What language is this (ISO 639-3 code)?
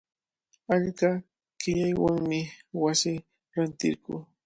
qvl